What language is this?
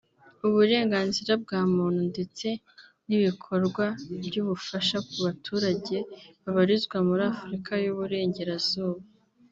Kinyarwanda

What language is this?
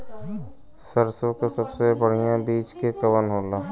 Bhojpuri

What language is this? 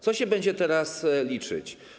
Polish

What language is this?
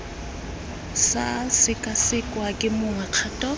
Tswana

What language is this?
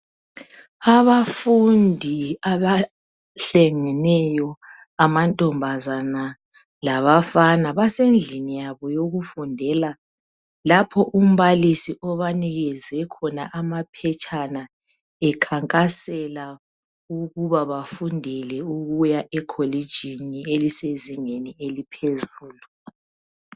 North Ndebele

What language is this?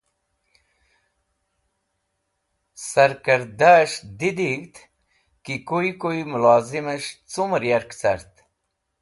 Wakhi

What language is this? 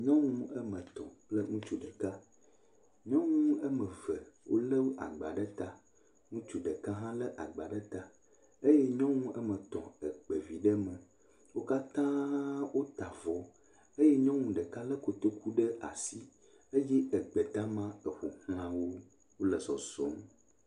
Ewe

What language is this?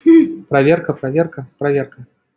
Russian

